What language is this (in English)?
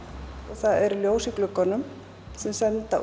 Icelandic